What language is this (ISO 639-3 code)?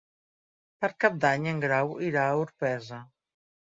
cat